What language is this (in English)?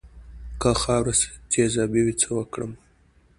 Pashto